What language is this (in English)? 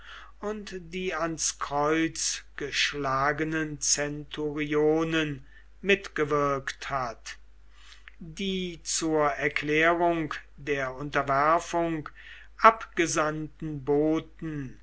German